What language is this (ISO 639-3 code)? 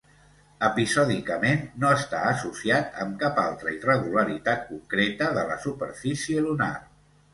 cat